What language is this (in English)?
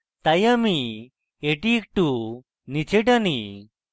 Bangla